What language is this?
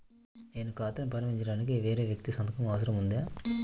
Telugu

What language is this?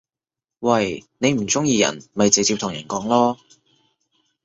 Cantonese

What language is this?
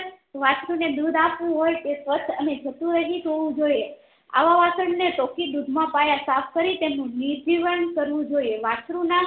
Gujarati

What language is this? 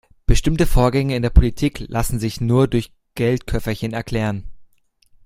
German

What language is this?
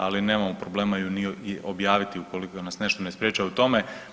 Croatian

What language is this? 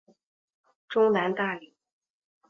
Chinese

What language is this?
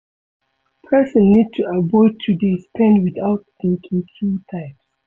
Nigerian Pidgin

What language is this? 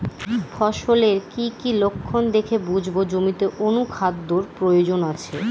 Bangla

